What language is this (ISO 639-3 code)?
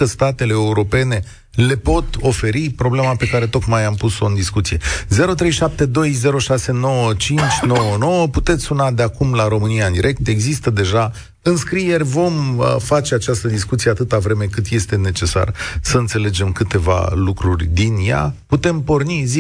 ron